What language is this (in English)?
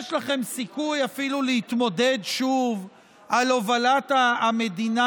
Hebrew